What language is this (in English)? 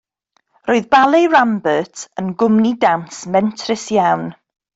Welsh